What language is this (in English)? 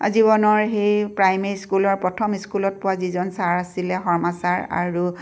Assamese